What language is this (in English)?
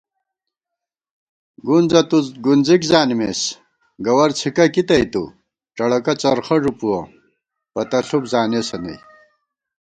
Gawar-Bati